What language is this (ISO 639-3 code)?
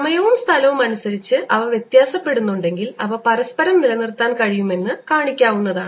mal